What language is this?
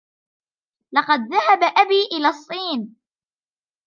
Arabic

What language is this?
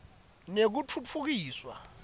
Swati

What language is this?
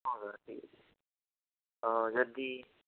Odia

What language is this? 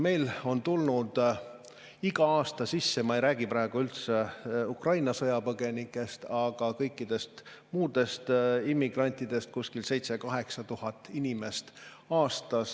Estonian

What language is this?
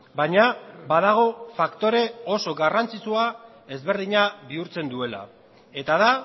Basque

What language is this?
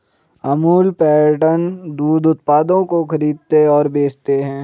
Hindi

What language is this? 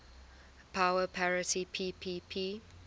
English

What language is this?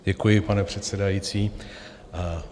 Czech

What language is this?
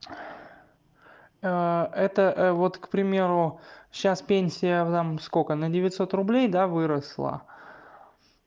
Russian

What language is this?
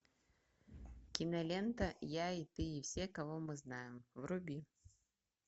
Russian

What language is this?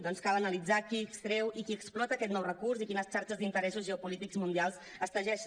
Catalan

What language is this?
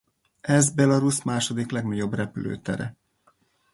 Hungarian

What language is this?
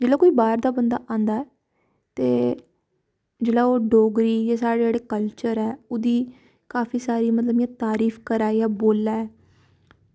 Dogri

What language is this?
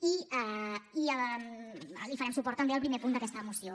Catalan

